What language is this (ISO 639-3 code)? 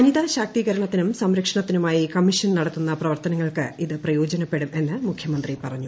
mal